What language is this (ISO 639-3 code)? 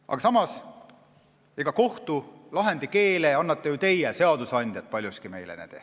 est